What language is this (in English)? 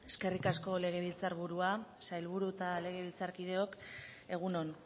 Basque